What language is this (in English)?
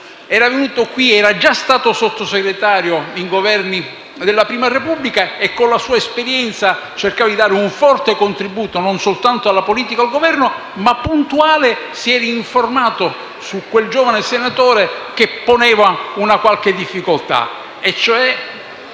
Italian